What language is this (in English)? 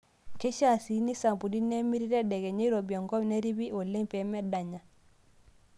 Masai